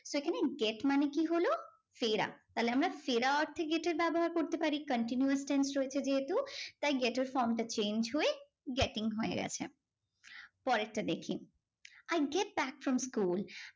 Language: Bangla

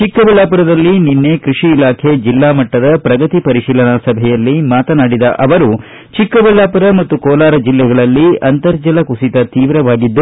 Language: Kannada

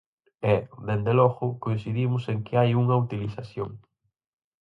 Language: Galician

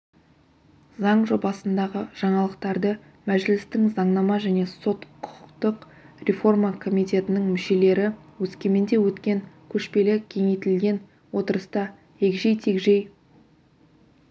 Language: Kazakh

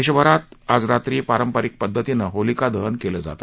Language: Marathi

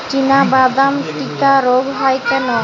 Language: Bangla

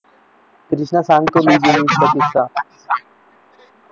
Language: Marathi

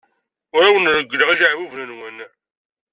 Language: Kabyle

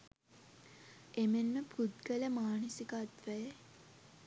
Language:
Sinhala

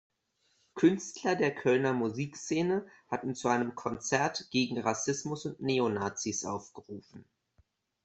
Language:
German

